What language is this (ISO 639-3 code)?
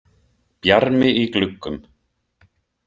isl